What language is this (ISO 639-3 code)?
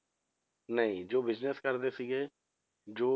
pan